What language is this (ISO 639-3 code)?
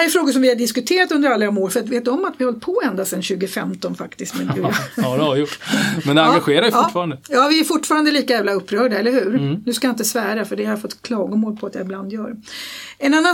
swe